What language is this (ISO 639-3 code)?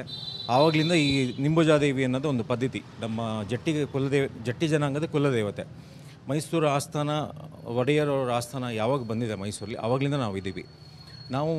ara